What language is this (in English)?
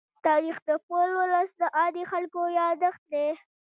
Pashto